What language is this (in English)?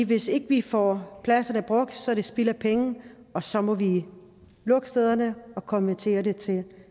Danish